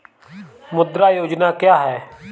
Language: Hindi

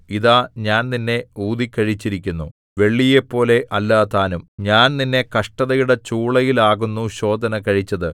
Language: Malayalam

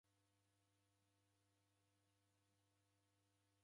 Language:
Taita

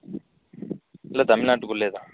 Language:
Tamil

